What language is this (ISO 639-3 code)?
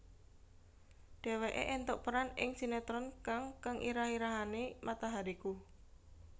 jav